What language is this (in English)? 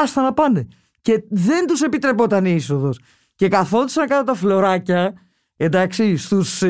Greek